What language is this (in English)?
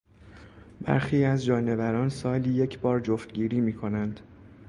Persian